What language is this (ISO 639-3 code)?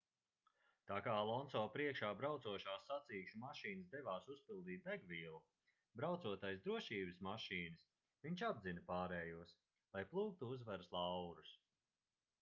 lav